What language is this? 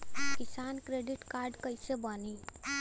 Bhojpuri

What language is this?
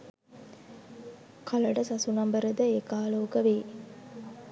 Sinhala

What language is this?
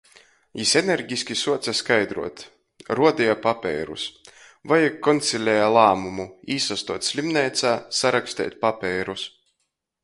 Latgalian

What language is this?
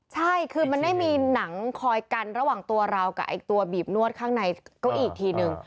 Thai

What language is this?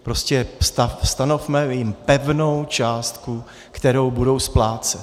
Czech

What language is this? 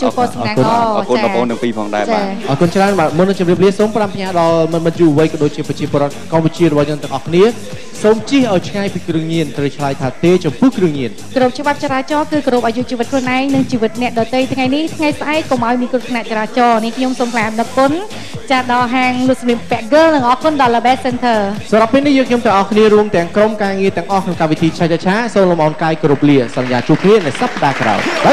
Thai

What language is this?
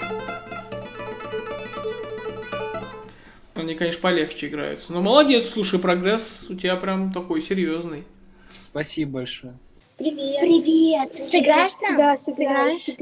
Russian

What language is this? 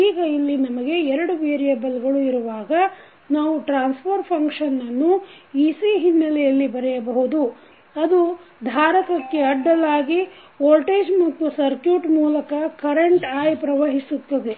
Kannada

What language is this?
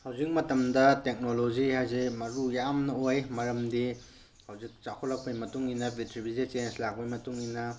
Manipuri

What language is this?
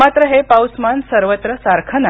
Marathi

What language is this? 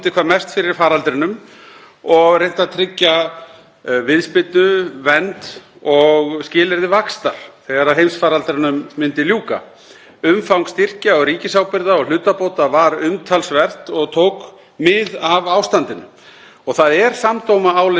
Icelandic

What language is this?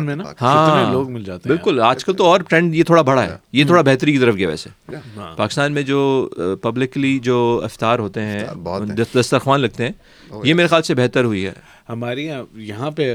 Urdu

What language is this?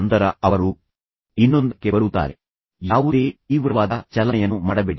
Kannada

